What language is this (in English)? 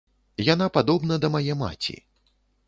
Belarusian